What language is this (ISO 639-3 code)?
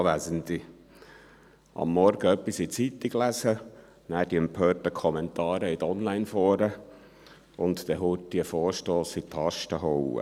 gsw